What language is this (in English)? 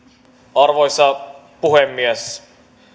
Finnish